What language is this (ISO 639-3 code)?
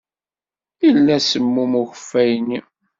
kab